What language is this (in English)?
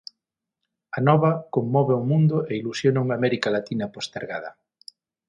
Galician